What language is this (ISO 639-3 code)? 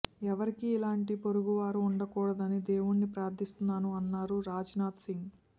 tel